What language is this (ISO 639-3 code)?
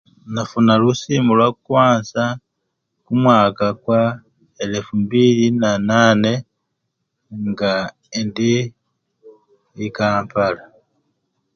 luy